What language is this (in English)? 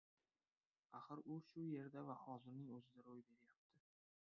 Uzbek